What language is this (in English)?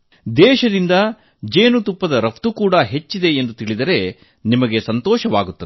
Kannada